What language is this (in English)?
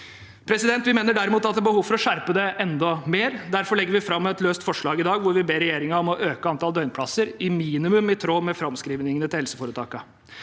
Norwegian